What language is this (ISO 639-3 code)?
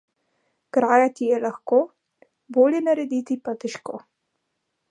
slv